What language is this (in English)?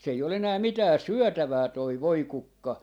Finnish